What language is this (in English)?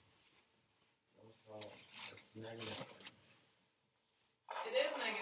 English